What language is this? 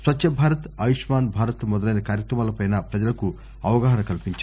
Telugu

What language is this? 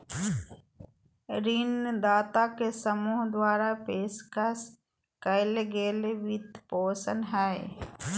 Magahi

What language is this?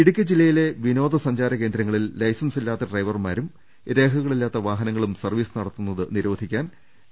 Malayalam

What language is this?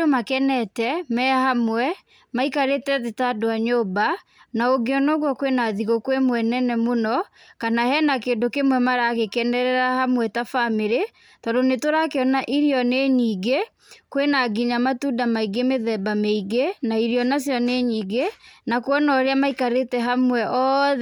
Kikuyu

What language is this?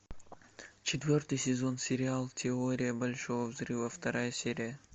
Russian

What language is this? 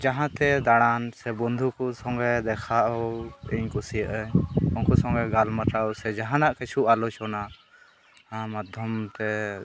Santali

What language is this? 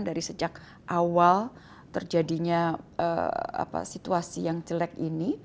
Indonesian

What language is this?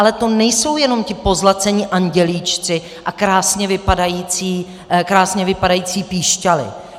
Czech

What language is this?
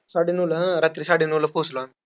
Marathi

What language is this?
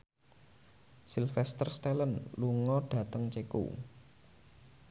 Javanese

